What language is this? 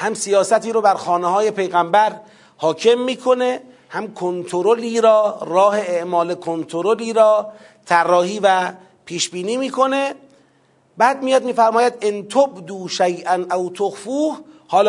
Persian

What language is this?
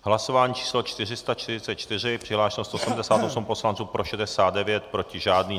Czech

